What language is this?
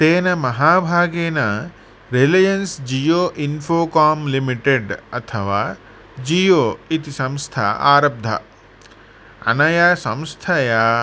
Sanskrit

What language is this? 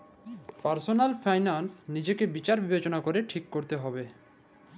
Bangla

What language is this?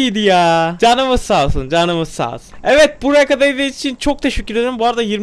Turkish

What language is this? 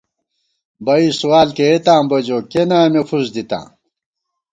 Gawar-Bati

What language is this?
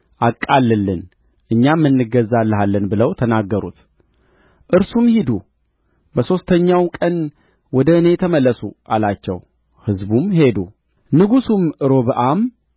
Amharic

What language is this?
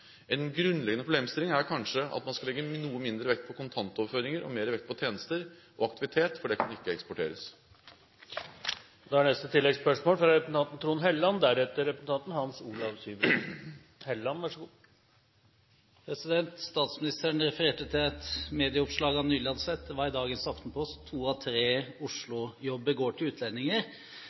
Norwegian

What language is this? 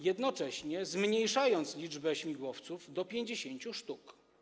Polish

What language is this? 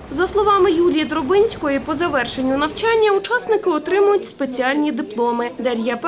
Ukrainian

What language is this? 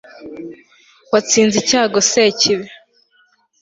Kinyarwanda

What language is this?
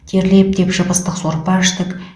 Kazakh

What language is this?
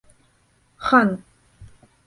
Bashkir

